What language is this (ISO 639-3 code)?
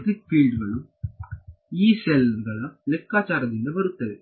kan